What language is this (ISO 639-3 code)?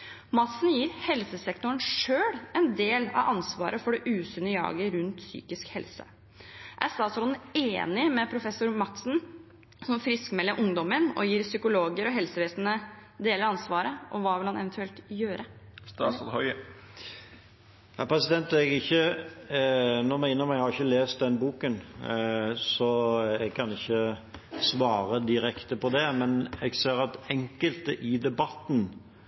nob